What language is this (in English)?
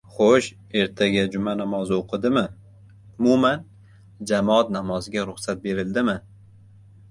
Uzbek